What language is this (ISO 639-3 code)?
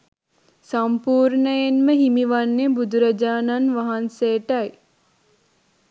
sin